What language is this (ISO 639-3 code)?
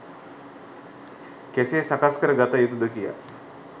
sin